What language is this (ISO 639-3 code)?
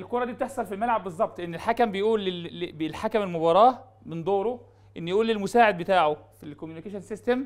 ara